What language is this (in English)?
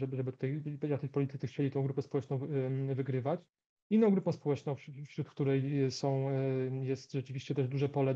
Polish